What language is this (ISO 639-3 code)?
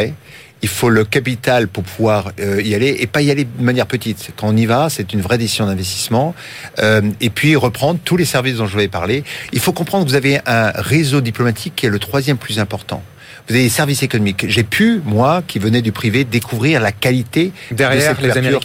fra